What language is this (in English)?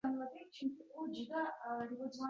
Uzbek